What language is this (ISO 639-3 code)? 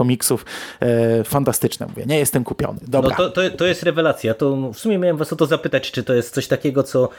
pol